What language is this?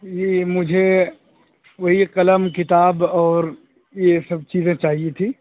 Urdu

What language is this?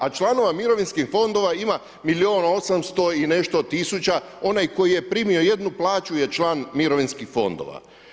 Croatian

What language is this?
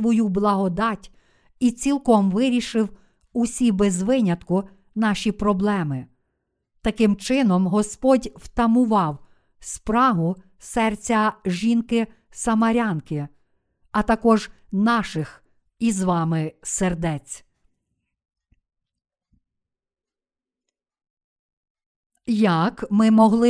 Ukrainian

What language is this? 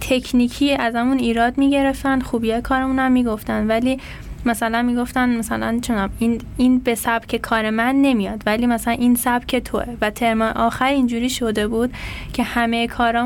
Persian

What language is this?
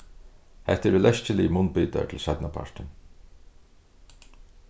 Faroese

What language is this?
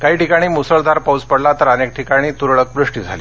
Marathi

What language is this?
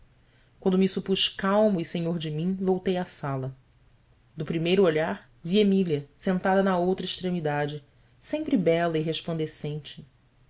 Portuguese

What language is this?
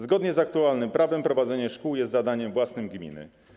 Polish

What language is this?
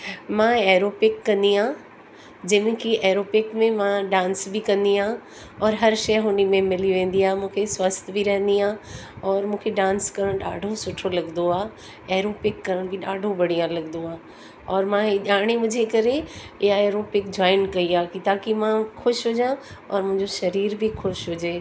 Sindhi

